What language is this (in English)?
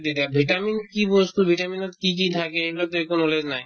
Assamese